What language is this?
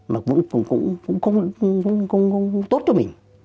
Vietnamese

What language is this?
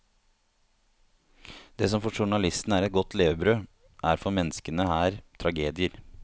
Norwegian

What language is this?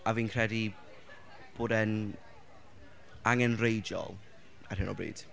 Welsh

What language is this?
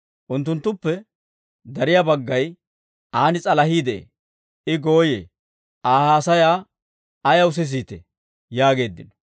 Dawro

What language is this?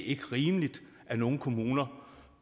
Danish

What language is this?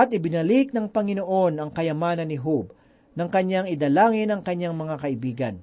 Filipino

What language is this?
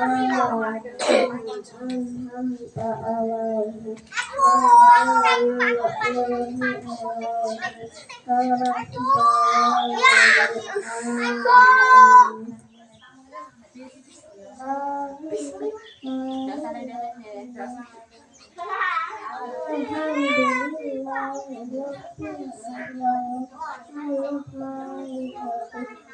Indonesian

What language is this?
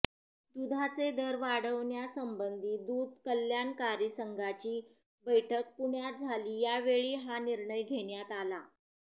Marathi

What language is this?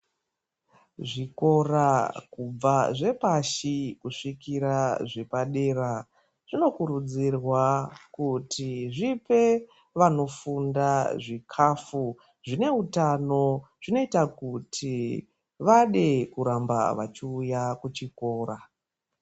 Ndau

